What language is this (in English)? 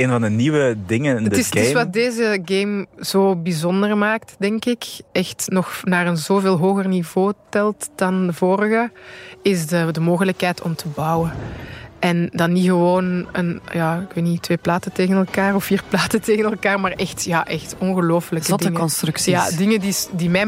Dutch